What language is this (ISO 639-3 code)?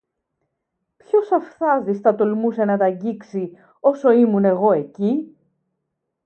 ell